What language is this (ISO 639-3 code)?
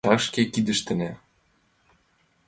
chm